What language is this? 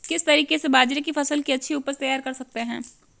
Hindi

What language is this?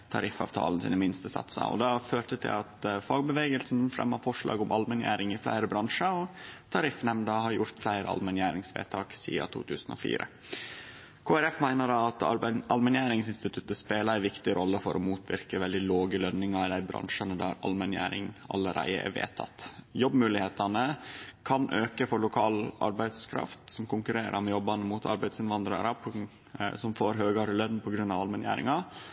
Norwegian Nynorsk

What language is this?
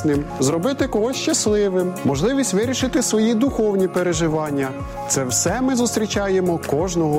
Ukrainian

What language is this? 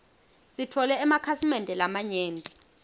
Swati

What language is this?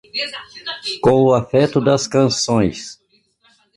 Portuguese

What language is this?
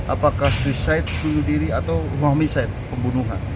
Indonesian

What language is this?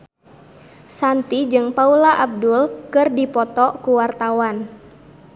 Sundanese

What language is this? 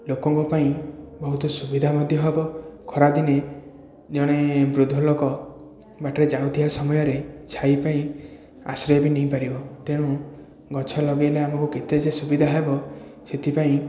Odia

